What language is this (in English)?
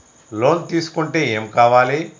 Telugu